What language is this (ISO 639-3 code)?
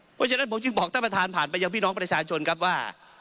tha